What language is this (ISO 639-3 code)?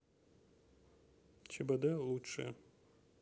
rus